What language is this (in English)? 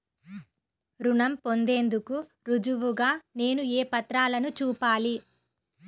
Telugu